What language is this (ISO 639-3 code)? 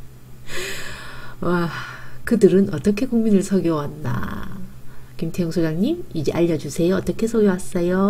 kor